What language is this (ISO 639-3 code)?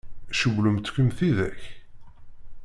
kab